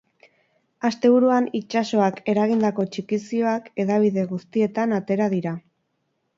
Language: Basque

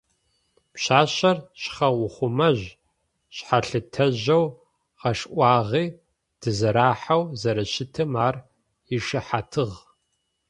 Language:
Adyghe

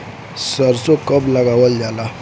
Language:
Bhojpuri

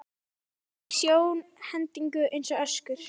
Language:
Icelandic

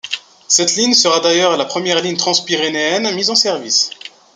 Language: French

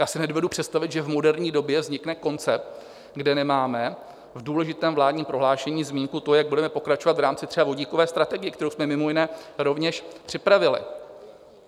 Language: Czech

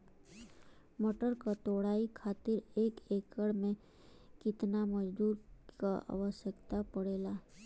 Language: Bhojpuri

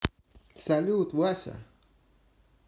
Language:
Russian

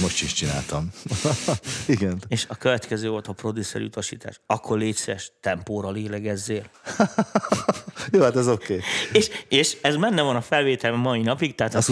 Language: Hungarian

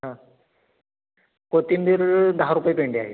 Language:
Marathi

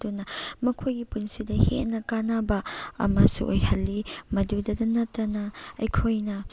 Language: Manipuri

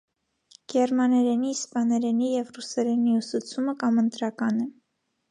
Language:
Armenian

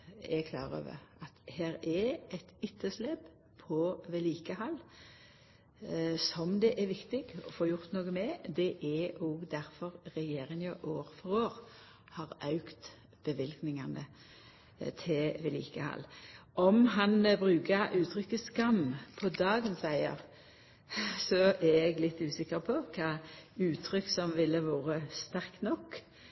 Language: Norwegian Nynorsk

